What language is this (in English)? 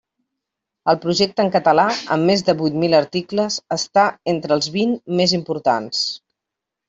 Catalan